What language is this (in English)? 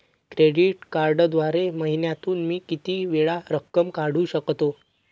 Marathi